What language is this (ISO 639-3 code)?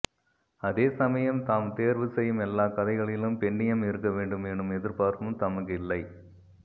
tam